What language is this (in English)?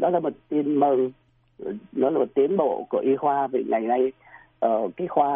Vietnamese